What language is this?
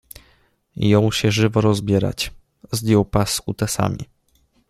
Polish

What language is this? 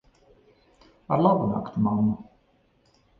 Latvian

